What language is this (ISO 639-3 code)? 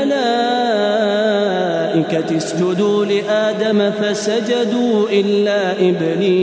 ara